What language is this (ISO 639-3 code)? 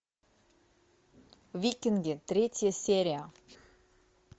rus